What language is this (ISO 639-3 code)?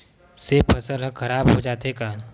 hne